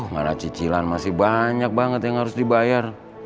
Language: Indonesian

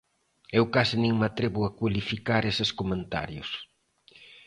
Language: Galician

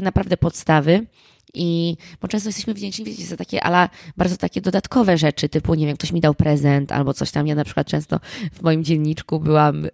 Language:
Polish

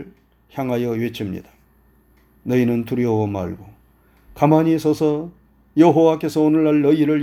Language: Korean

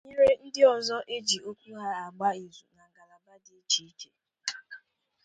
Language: Igbo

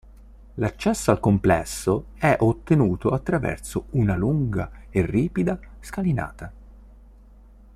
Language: Italian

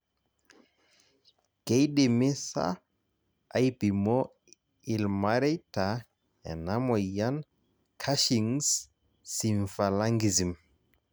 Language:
Masai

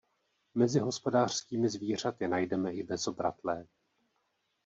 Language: Czech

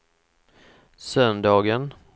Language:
Swedish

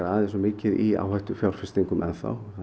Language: Icelandic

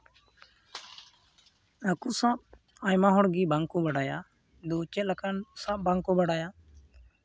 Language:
Santali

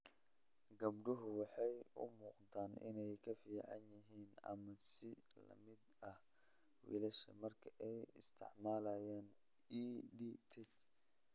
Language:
Somali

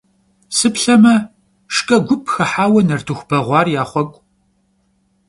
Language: Kabardian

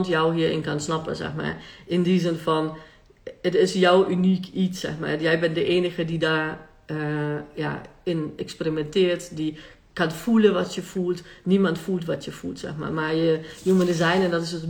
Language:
Dutch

